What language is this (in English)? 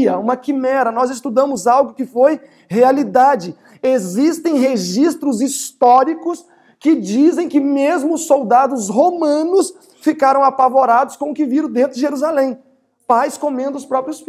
Portuguese